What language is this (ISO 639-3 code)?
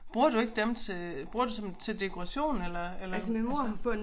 dan